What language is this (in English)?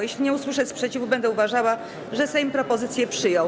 Polish